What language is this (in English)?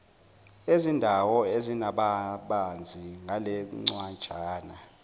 Zulu